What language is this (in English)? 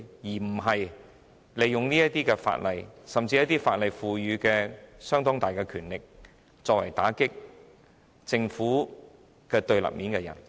Cantonese